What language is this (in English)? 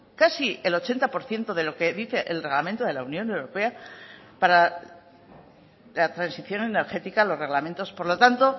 Spanish